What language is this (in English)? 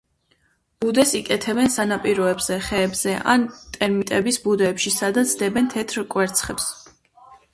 Georgian